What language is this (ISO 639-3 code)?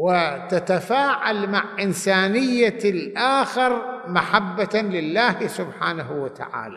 ara